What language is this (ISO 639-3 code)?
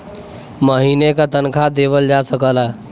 bho